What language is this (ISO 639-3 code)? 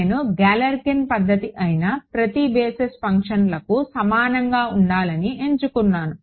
tel